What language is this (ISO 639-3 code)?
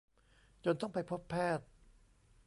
tha